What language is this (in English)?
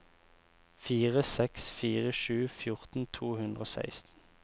Norwegian